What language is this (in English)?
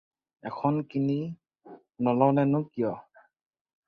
Assamese